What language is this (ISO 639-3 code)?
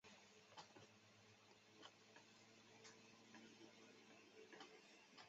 zho